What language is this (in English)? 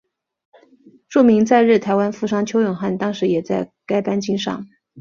Chinese